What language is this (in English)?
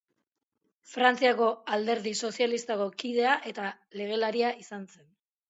Basque